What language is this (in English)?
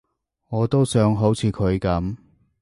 Cantonese